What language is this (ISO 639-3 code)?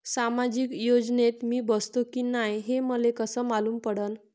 mar